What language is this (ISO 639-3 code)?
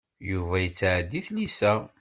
kab